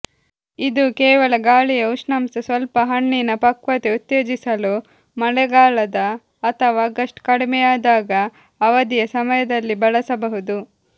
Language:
Kannada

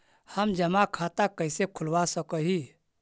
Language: Magahi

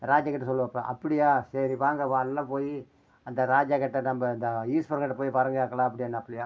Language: Tamil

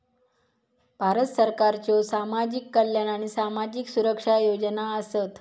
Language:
Marathi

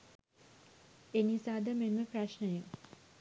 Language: Sinhala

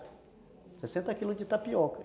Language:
Portuguese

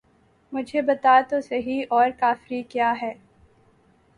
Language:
Urdu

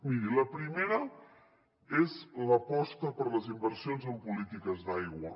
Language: Catalan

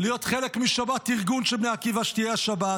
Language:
Hebrew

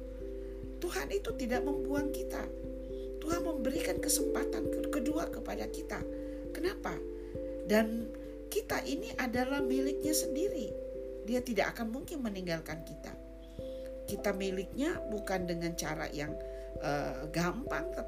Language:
Indonesian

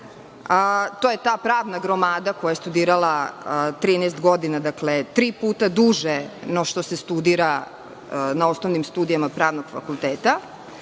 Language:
Serbian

